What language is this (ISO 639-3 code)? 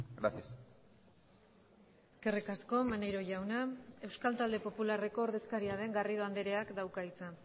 eus